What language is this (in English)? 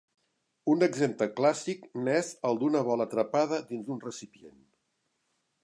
Catalan